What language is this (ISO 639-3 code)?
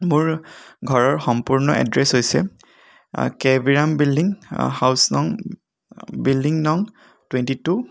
asm